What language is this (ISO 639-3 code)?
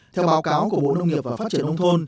vie